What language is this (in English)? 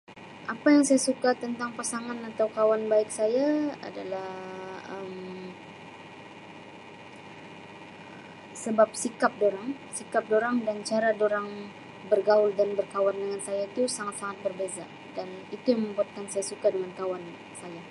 Sabah Malay